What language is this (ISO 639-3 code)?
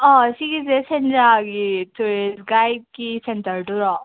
mni